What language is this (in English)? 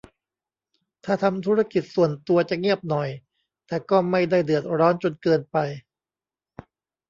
Thai